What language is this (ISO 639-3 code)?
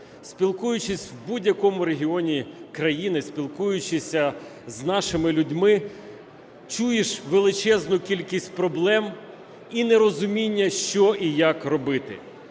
ukr